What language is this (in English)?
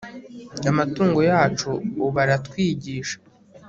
Kinyarwanda